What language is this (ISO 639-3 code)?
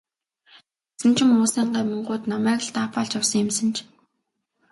mon